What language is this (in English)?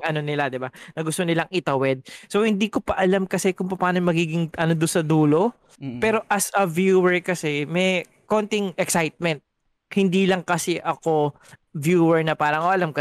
Filipino